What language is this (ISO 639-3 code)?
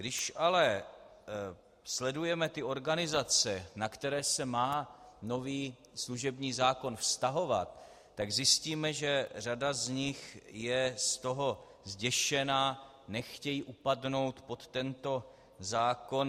ces